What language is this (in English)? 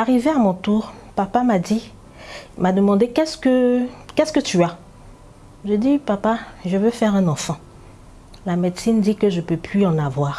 French